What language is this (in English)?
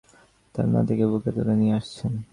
Bangla